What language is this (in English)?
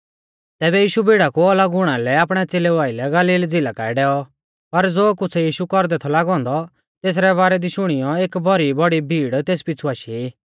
Mahasu Pahari